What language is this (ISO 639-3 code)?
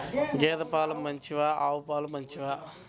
tel